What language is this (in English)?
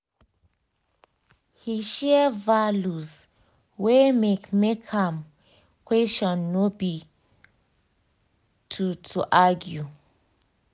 Nigerian Pidgin